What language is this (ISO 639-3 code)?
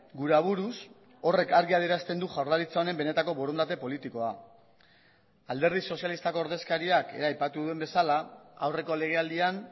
eus